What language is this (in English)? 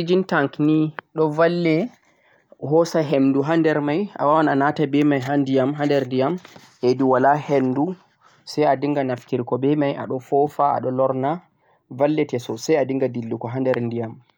Central-Eastern Niger Fulfulde